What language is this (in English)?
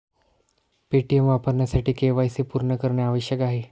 Marathi